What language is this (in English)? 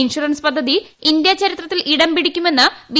Malayalam